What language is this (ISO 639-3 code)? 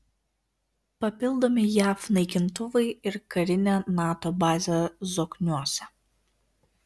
lit